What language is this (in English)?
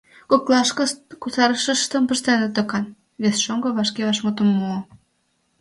Mari